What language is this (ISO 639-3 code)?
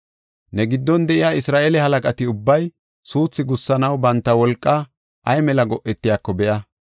gof